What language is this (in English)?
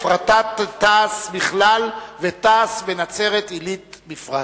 Hebrew